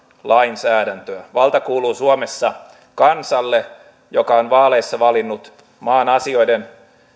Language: Finnish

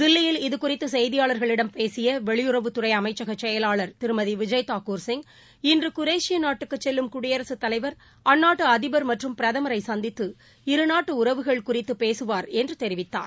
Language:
Tamil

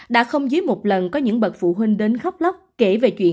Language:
Vietnamese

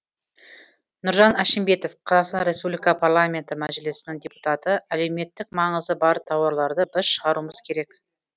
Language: Kazakh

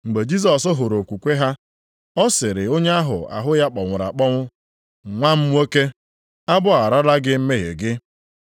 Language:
Igbo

